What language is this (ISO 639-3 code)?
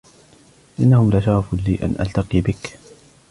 ara